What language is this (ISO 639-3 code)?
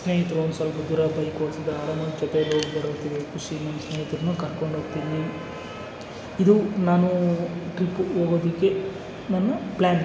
kan